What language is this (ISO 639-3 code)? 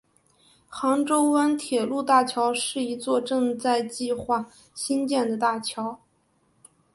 zho